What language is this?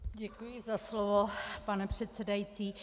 Czech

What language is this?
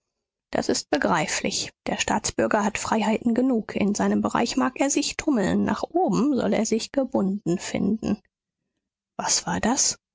German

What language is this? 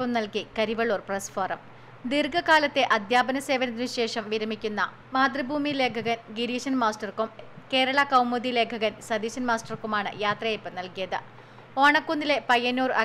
Malayalam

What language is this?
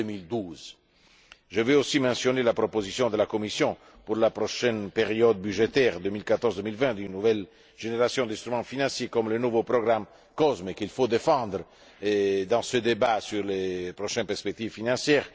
French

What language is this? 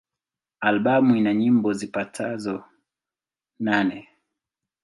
Swahili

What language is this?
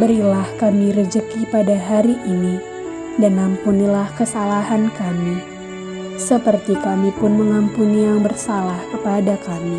Indonesian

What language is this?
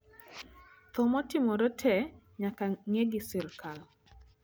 Luo (Kenya and Tanzania)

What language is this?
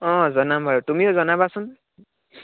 Assamese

